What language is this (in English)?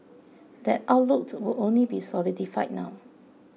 English